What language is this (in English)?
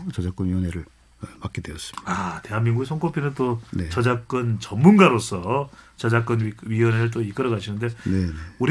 Korean